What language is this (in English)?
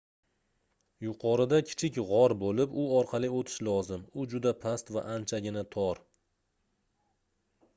Uzbek